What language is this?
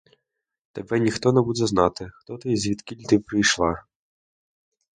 Ukrainian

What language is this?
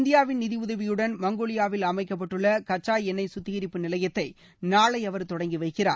Tamil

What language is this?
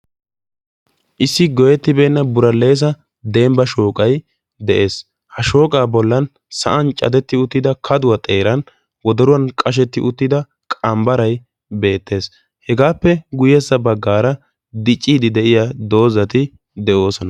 Wolaytta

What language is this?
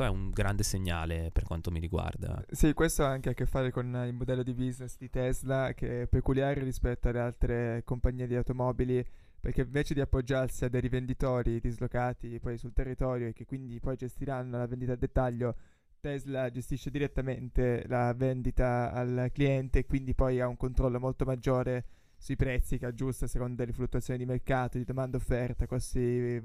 Italian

